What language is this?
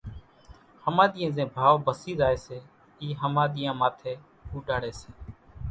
Kachi Koli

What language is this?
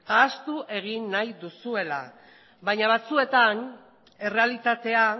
Basque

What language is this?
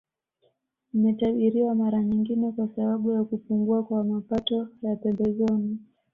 Swahili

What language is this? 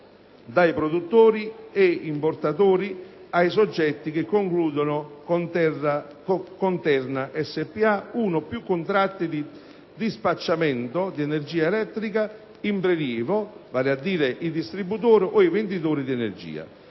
Italian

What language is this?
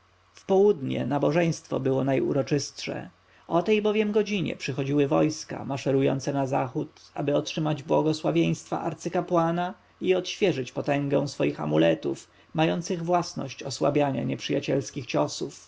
Polish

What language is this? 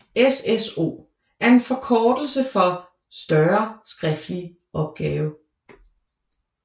Danish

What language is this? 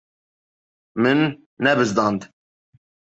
Kurdish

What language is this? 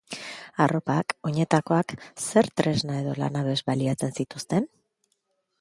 Basque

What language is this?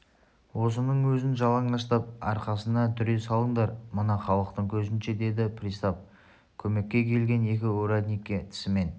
Kazakh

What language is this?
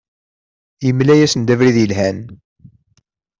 Kabyle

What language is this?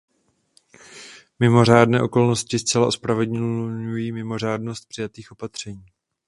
Czech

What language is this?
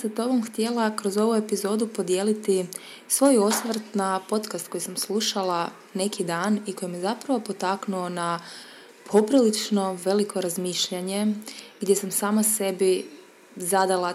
Croatian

